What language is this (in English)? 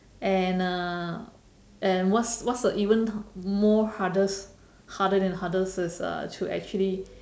English